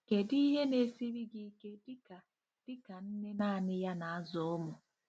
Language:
Igbo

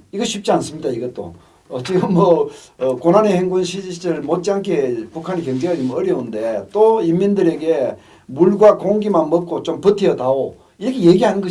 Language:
Korean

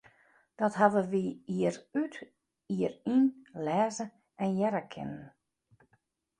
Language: Western Frisian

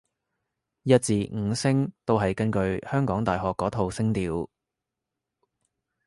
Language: Cantonese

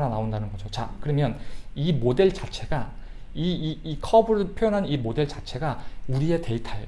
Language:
Korean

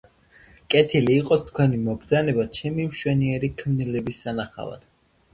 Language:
Georgian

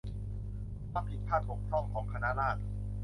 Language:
Thai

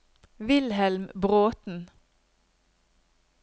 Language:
Norwegian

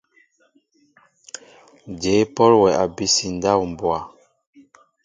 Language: Mbo (Cameroon)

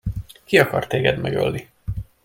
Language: Hungarian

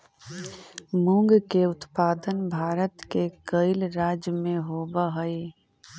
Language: Magahi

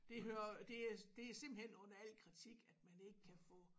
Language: Danish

